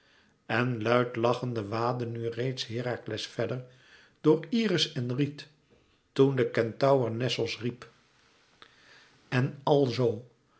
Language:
Dutch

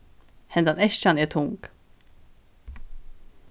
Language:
Faroese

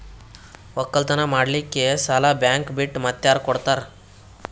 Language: Kannada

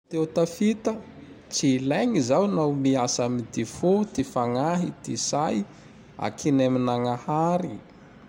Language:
Tandroy-Mahafaly Malagasy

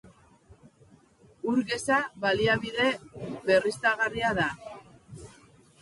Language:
Basque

